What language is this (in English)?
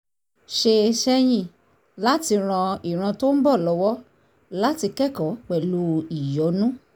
Yoruba